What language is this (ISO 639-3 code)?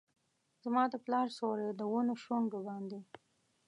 pus